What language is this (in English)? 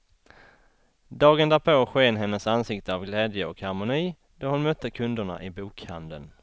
Swedish